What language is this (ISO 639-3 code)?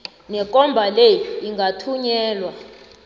nbl